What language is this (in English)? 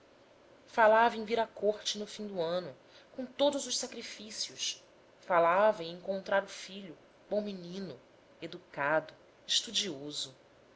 Portuguese